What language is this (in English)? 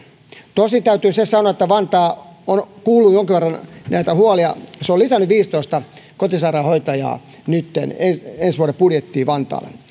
Finnish